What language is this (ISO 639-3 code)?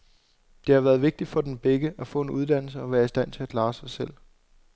dan